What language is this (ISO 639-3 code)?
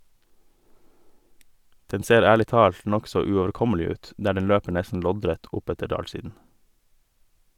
nor